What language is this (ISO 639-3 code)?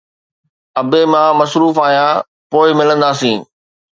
snd